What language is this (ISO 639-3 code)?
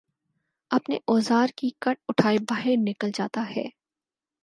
urd